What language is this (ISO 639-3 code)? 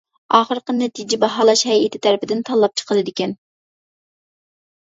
uig